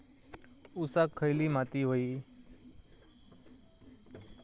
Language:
Marathi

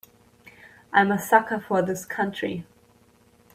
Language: English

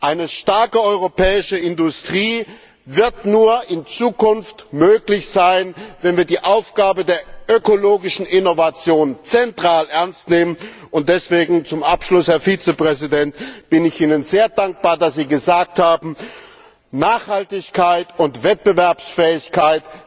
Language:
German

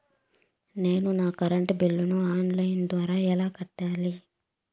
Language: Telugu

